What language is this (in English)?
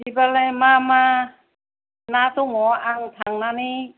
Bodo